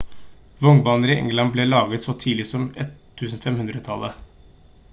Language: Norwegian Bokmål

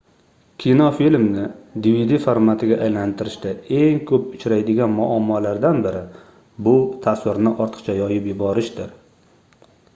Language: Uzbek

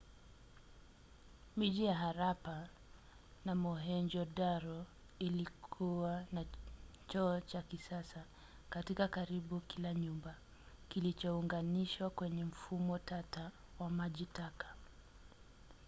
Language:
Swahili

